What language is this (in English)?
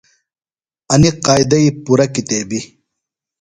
Phalura